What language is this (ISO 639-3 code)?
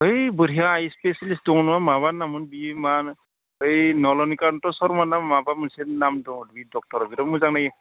brx